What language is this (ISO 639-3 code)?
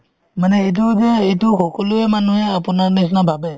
asm